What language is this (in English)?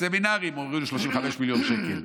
Hebrew